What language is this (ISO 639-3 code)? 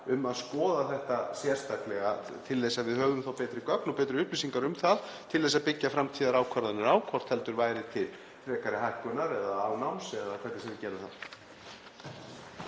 isl